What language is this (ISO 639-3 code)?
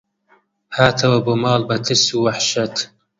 ckb